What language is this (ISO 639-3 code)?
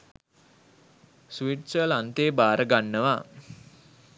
sin